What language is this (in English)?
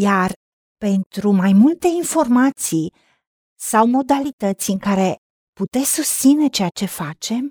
Romanian